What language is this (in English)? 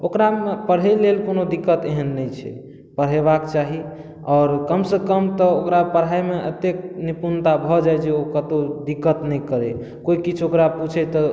Maithili